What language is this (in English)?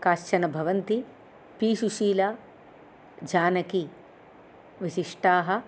Sanskrit